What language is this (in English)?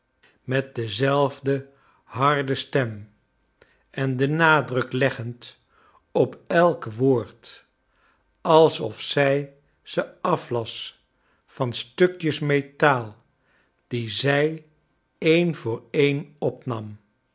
Dutch